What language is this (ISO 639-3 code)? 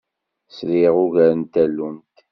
kab